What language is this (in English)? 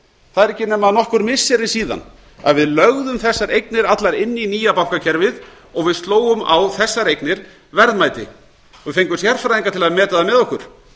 Icelandic